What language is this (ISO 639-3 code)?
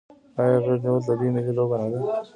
pus